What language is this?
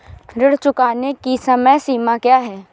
Hindi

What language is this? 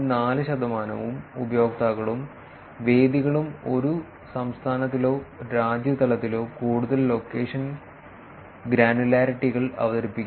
Malayalam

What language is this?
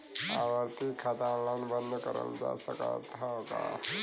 Bhojpuri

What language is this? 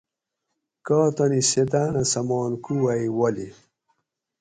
Gawri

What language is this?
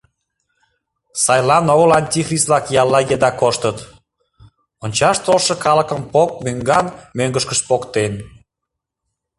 Mari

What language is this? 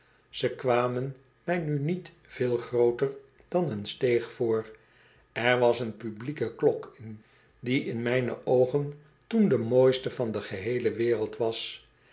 Dutch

